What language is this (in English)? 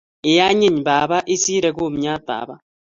Kalenjin